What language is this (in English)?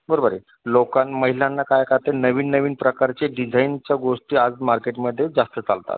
Marathi